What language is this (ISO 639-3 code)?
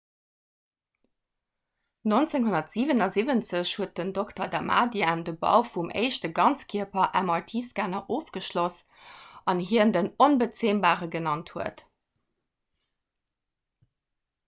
ltz